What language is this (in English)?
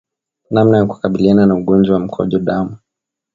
Swahili